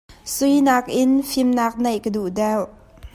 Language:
Hakha Chin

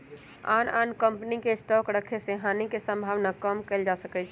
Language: Magahi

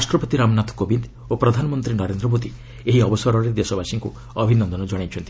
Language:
Odia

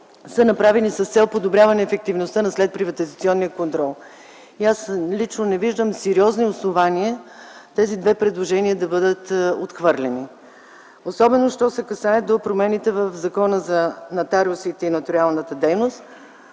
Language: Bulgarian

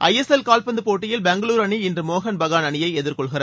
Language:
Tamil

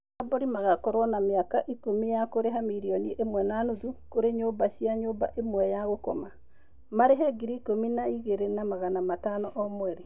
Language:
Kikuyu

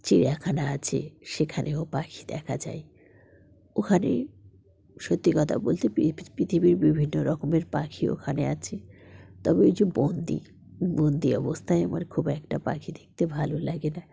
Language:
Bangla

